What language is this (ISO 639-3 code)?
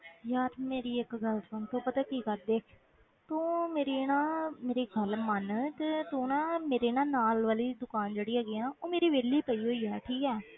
pan